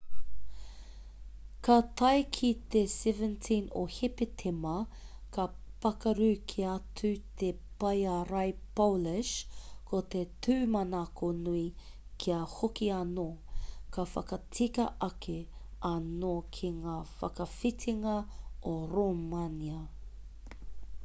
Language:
Māori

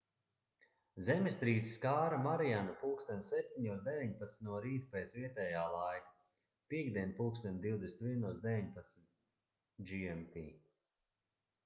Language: Latvian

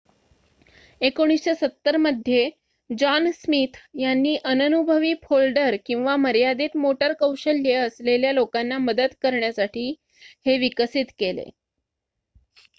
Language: Marathi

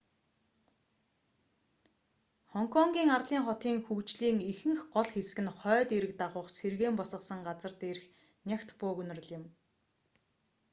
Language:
Mongolian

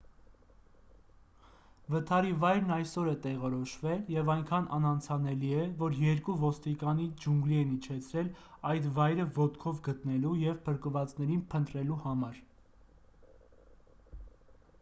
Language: Armenian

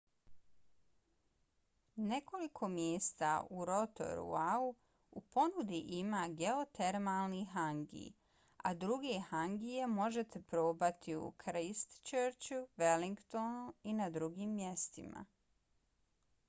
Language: Bosnian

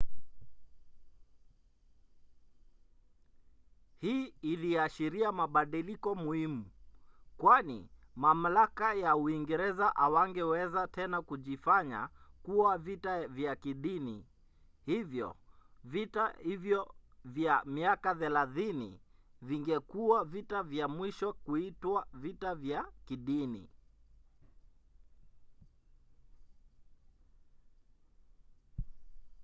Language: Swahili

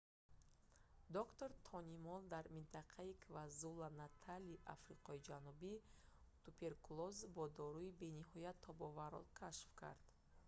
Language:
Tajik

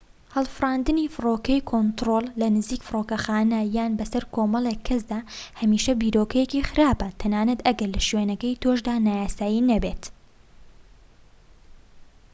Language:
Central Kurdish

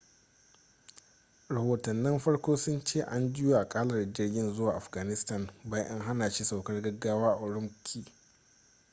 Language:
Hausa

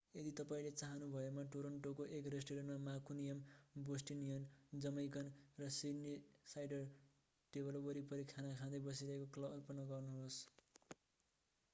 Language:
Nepali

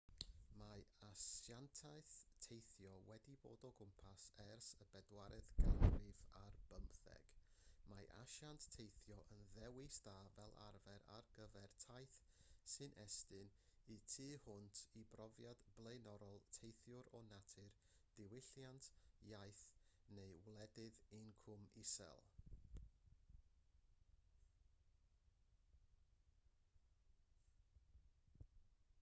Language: Welsh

